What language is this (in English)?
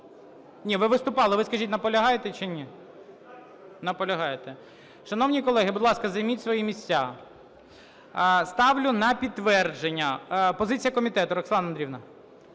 Ukrainian